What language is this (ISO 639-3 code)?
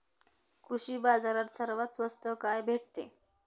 mar